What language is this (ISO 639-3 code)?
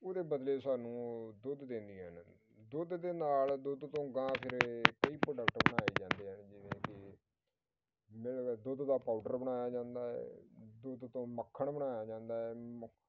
pan